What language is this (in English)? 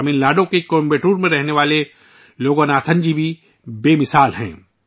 Urdu